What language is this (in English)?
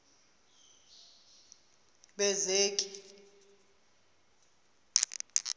Zulu